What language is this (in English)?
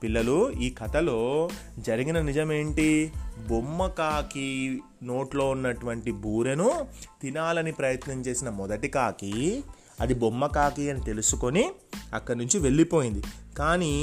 Telugu